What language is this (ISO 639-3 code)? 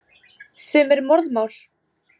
isl